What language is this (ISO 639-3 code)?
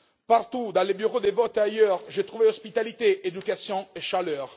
fra